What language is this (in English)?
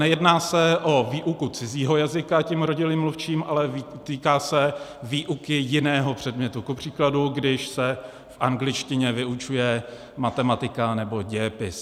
Czech